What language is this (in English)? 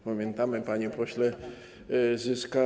Polish